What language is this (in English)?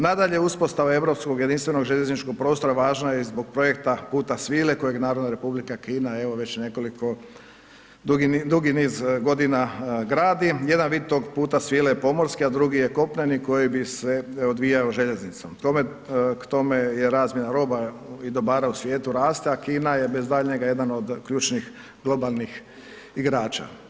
Croatian